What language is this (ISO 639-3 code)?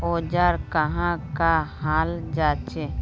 mag